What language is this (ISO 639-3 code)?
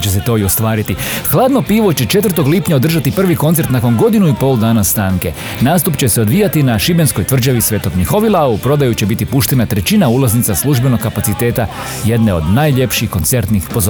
hrv